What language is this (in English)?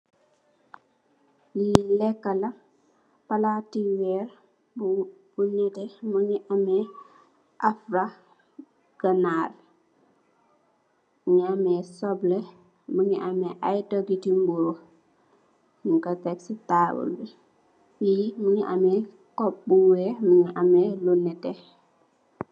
Wolof